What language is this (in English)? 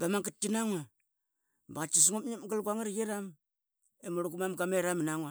Qaqet